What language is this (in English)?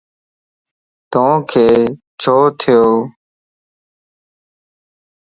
Lasi